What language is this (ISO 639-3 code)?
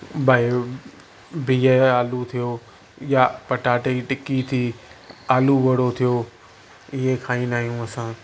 snd